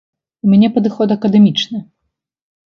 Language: Belarusian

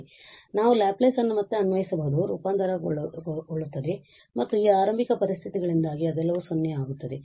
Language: Kannada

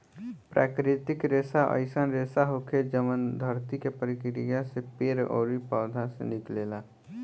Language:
Bhojpuri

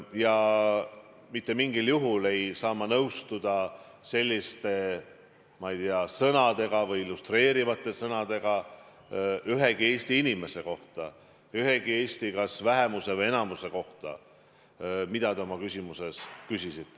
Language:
Estonian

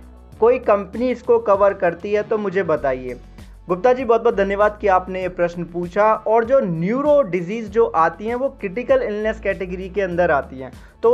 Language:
Hindi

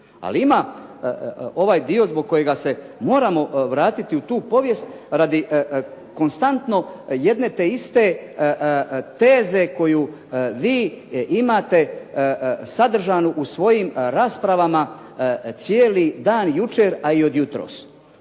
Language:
Croatian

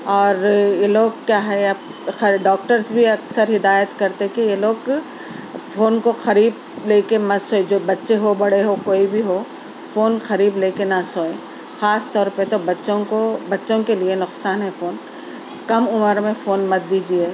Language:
Urdu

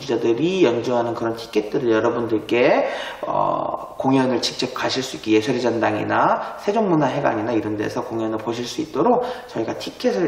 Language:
Korean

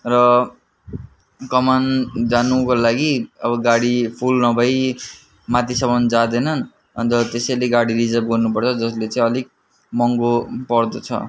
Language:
Nepali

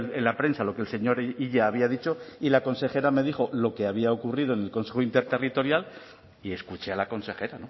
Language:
Spanish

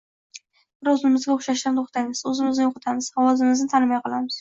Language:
Uzbek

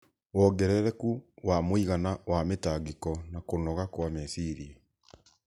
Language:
Kikuyu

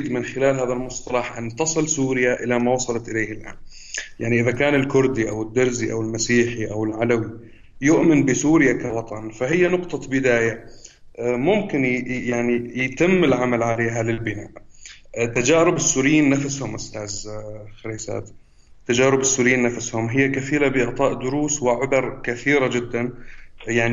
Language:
Arabic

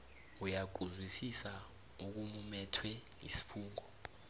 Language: South Ndebele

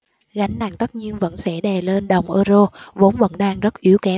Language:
Vietnamese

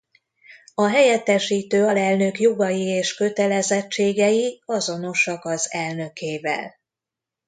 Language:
Hungarian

